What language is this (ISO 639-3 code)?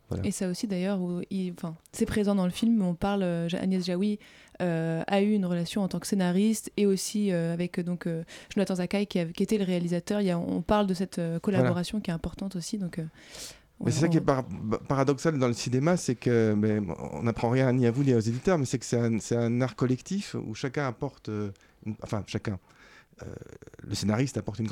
fra